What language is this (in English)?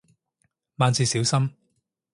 Cantonese